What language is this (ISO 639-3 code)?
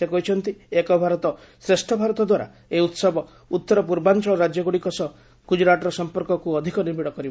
ori